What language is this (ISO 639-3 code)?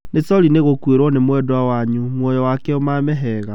kik